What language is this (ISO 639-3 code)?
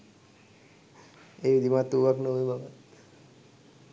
sin